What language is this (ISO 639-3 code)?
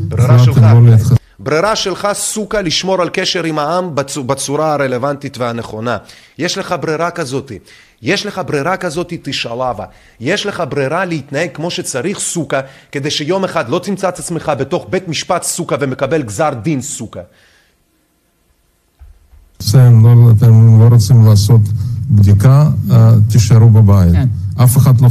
heb